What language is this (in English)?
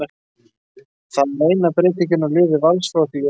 Icelandic